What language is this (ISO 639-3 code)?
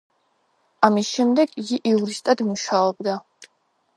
kat